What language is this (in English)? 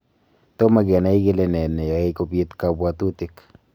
Kalenjin